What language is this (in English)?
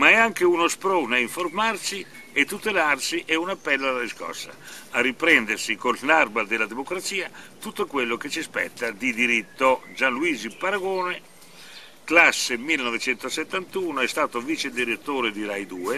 Italian